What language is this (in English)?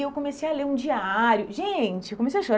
Portuguese